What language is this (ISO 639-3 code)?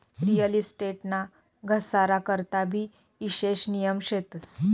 mar